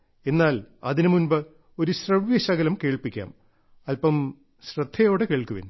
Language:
Malayalam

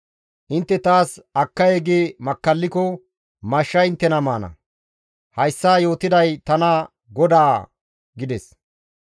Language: Gamo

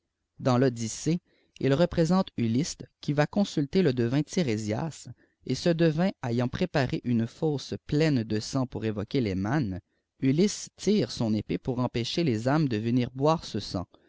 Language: French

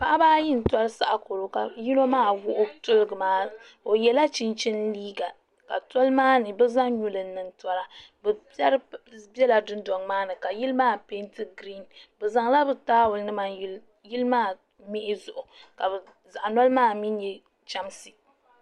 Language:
Dagbani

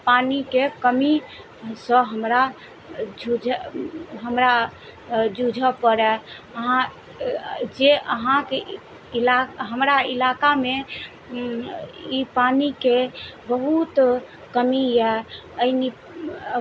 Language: Maithili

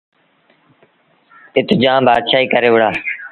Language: Sindhi Bhil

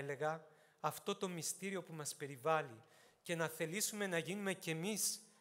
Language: Greek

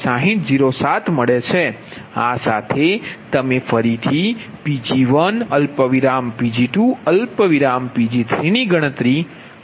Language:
Gujarati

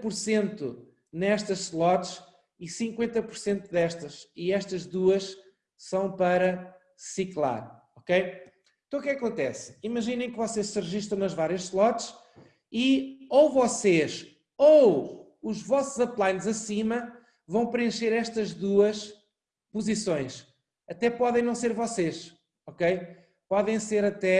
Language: Portuguese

